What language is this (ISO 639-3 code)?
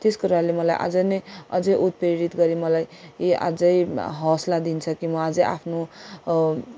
nep